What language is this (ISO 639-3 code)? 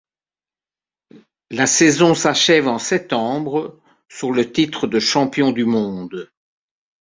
fra